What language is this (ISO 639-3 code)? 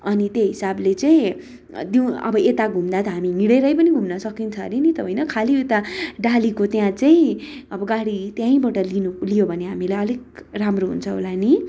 nep